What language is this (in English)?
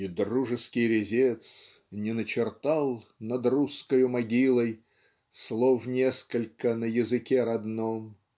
Russian